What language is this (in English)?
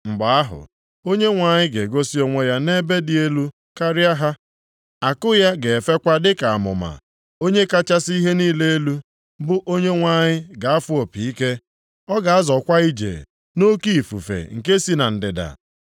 Igbo